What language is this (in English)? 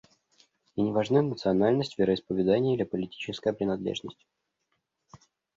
Russian